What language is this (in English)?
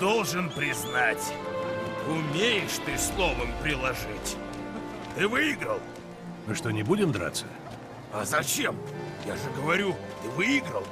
Russian